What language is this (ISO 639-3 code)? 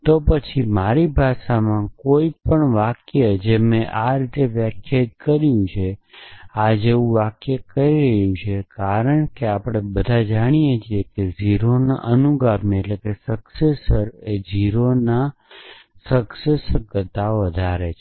guj